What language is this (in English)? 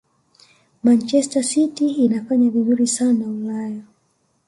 Swahili